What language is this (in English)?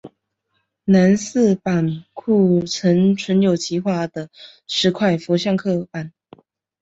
Chinese